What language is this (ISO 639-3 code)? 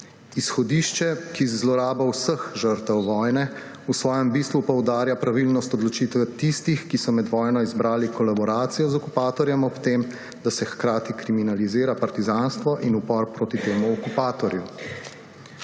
slv